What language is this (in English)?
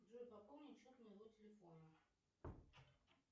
Russian